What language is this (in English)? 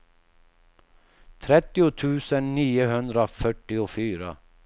Swedish